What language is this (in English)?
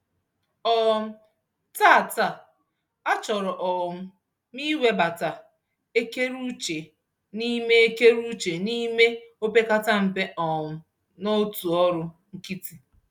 Igbo